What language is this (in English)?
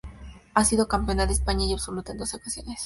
Spanish